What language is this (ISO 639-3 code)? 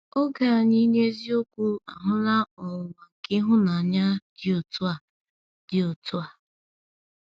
ibo